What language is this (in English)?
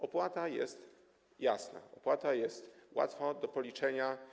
Polish